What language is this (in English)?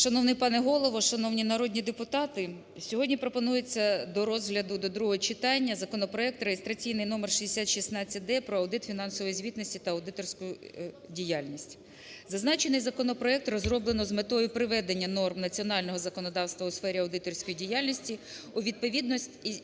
Ukrainian